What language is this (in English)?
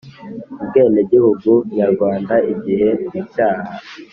Kinyarwanda